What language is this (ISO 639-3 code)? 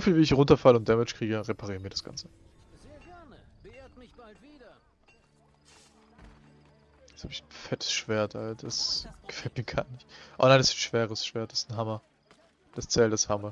deu